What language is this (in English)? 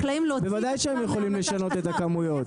Hebrew